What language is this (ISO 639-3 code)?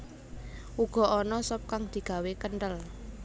jav